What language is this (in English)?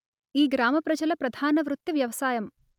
Telugu